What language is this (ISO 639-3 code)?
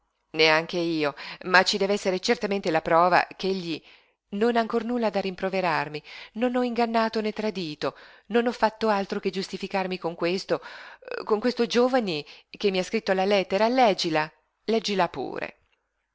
ita